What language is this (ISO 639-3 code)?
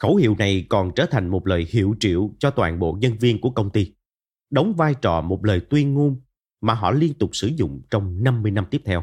vie